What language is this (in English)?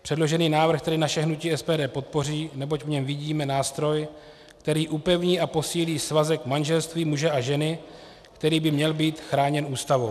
Czech